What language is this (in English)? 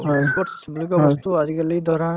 Assamese